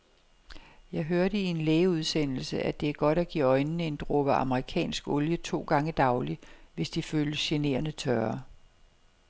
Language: Danish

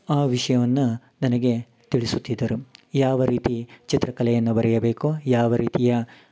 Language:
Kannada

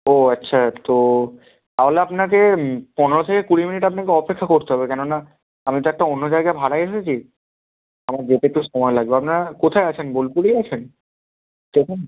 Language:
Bangla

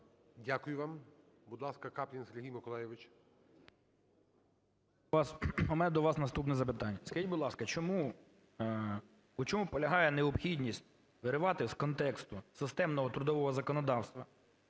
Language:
Ukrainian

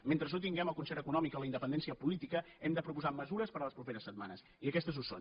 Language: Catalan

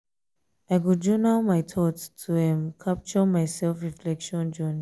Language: Nigerian Pidgin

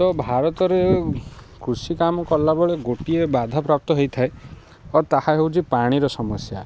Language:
Odia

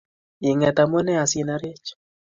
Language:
Kalenjin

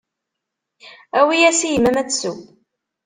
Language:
Kabyle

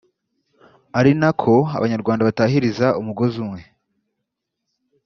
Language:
Kinyarwanda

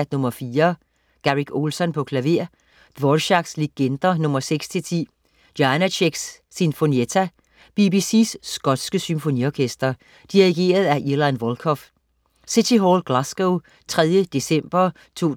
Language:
Danish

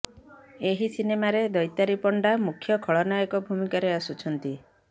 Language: Odia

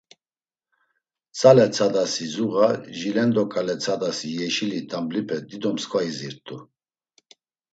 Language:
Laz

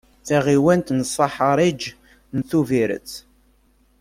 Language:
Kabyle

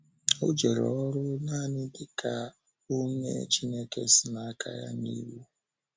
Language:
Igbo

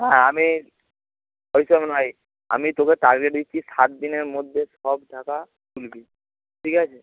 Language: Bangla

